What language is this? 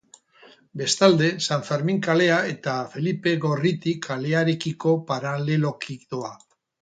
Basque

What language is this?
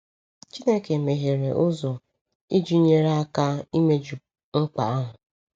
Igbo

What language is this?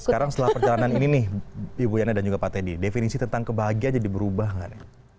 Indonesian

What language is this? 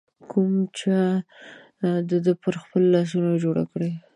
Pashto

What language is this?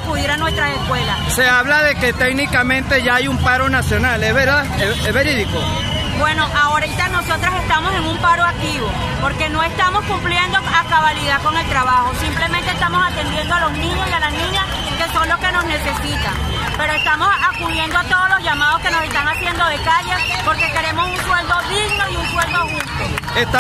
Spanish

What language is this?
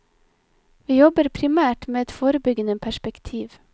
Norwegian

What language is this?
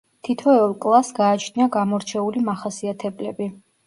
Georgian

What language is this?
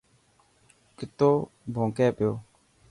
Dhatki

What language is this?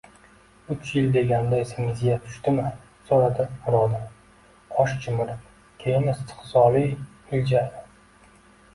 Uzbek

